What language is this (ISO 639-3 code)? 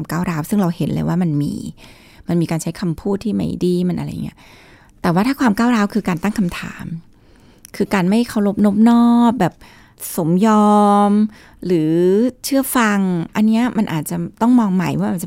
tha